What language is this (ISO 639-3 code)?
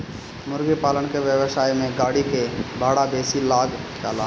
bho